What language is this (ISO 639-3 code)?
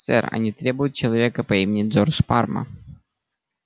rus